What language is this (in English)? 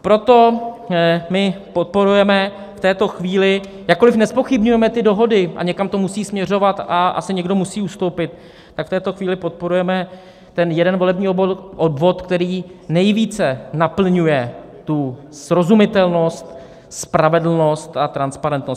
Czech